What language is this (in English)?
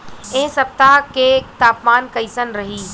Bhojpuri